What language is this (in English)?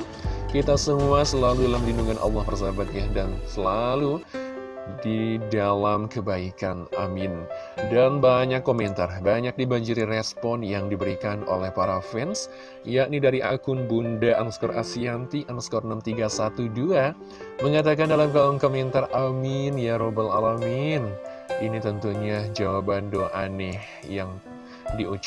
Indonesian